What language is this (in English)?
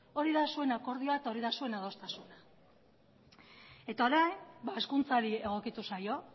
Basque